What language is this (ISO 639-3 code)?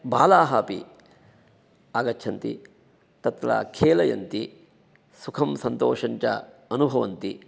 san